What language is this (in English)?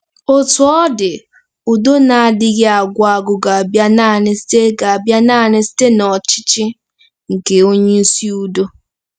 Igbo